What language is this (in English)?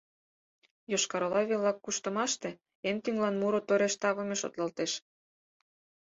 Mari